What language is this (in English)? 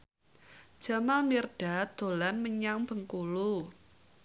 Javanese